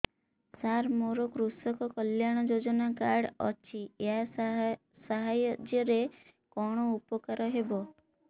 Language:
Odia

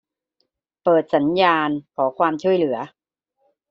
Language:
Thai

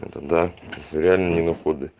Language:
Russian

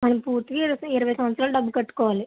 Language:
Telugu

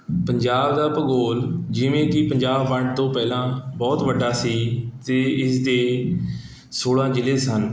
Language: Punjabi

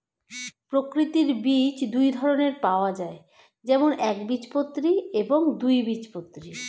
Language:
Bangla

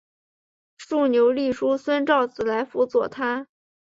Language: Chinese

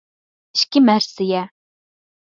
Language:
Uyghur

